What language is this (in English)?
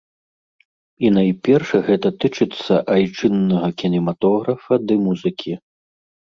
Belarusian